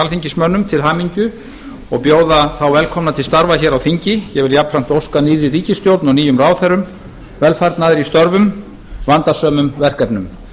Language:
Icelandic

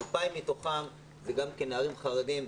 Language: Hebrew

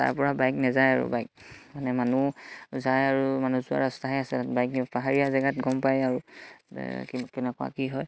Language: Assamese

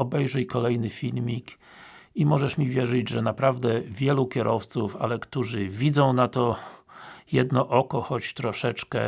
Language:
Polish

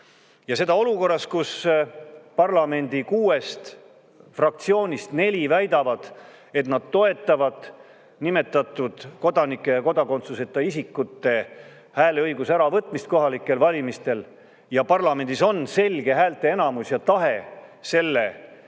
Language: Estonian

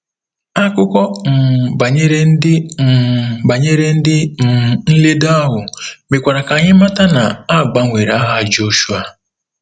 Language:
Igbo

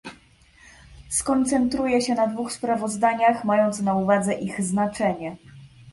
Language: Polish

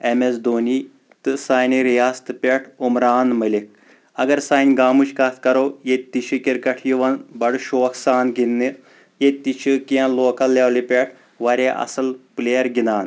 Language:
Kashmiri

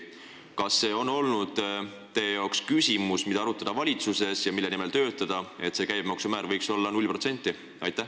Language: Estonian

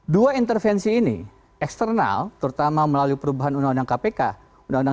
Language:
Indonesian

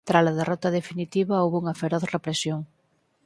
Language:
Galician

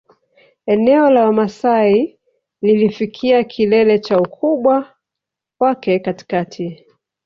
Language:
Swahili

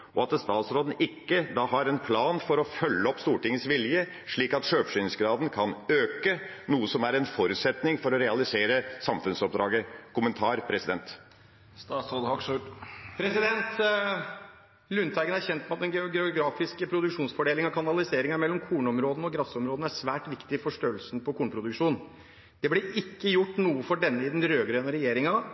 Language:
Norwegian Bokmål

